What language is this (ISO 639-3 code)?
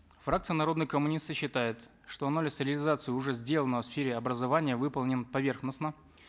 kaz